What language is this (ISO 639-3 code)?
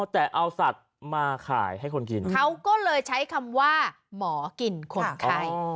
tha